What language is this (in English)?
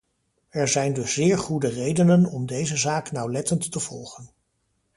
Dutch